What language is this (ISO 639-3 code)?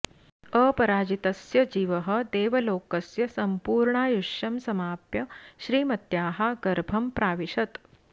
san